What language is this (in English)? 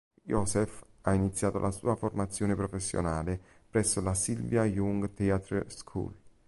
Italian